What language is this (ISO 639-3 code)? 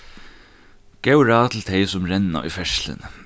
fao